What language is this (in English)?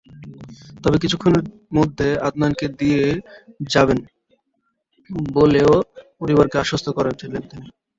Bangla